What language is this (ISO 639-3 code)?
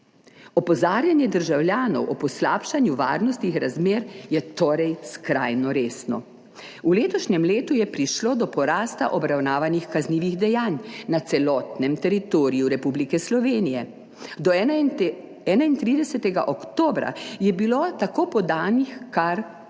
slv